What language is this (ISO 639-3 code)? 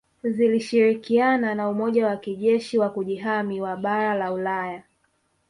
swa